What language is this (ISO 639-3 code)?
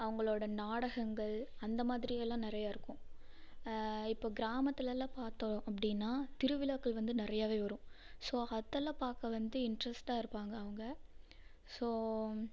tam